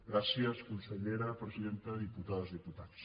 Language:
Catalan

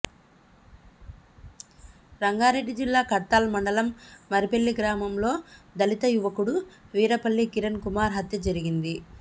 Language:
Telugu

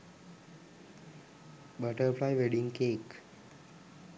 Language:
Sinhala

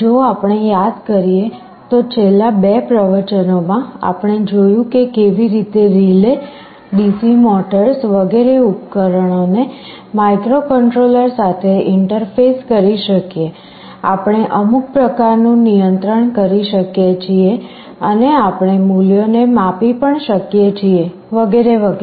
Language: Gujarati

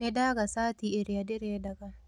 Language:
Kikuyu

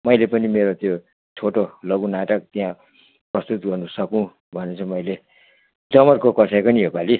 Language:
Nepali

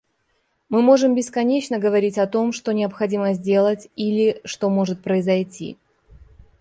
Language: Russian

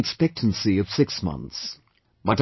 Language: English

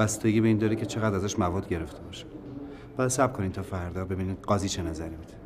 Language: Persian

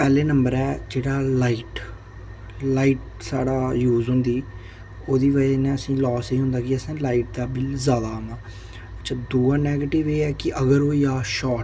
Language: Dogri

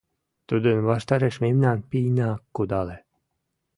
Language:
Mari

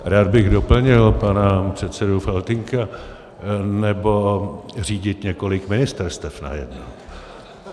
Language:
Czech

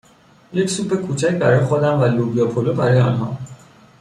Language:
Persian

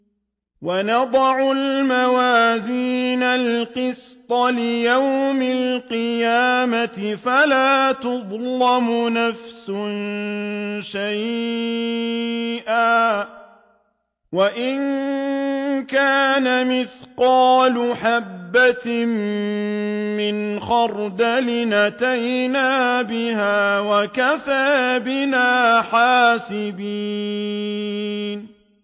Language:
Arabic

